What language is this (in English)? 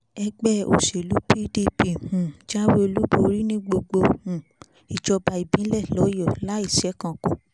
Yoruba